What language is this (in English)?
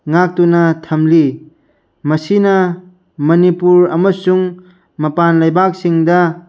Manipuri